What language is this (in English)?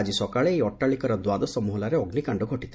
Odia